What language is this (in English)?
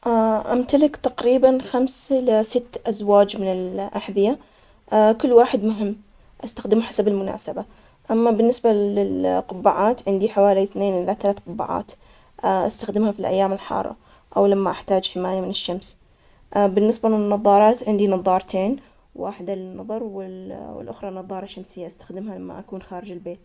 Omani Arabic